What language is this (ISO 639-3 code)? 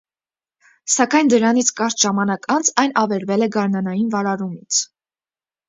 hye